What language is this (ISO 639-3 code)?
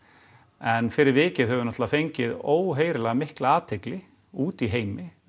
isl